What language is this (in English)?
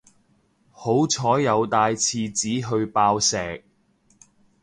Cantonese